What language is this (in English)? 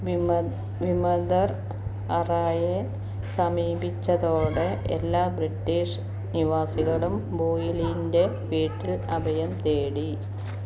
Malayalam